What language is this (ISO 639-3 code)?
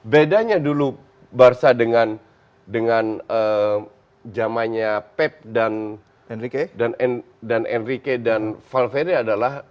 ind